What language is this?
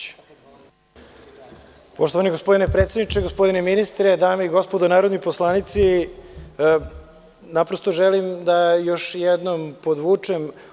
Serbian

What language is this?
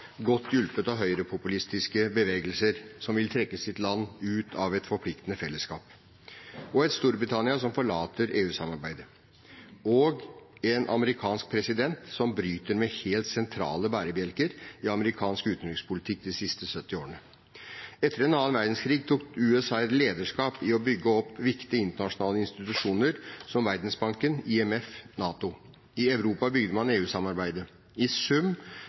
Norwegian Bokmål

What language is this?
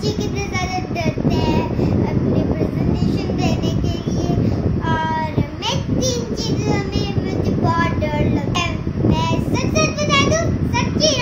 English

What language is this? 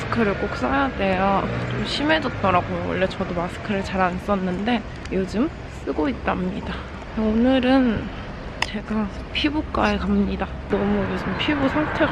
Korean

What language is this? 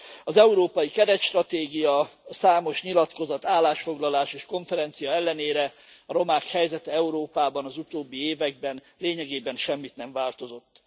Hungarian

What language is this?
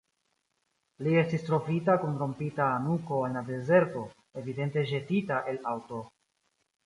Esperanto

